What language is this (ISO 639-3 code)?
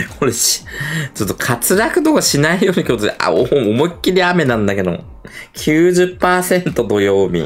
jpn